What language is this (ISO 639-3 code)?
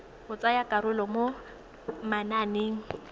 tsn